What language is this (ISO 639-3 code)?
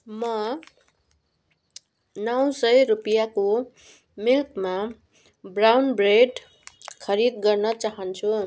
nep